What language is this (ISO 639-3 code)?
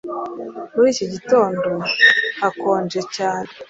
kin